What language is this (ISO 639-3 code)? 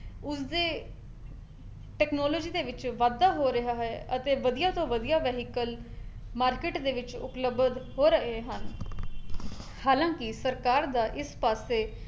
pan